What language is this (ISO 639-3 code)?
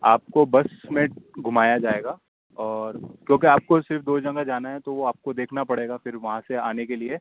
urd